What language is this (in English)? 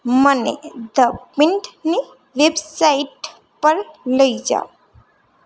Gujarati